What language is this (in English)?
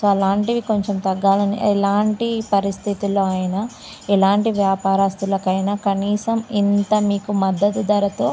Telugu